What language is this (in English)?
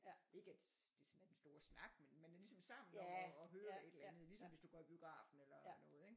Danish